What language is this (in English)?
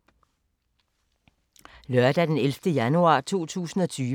Danish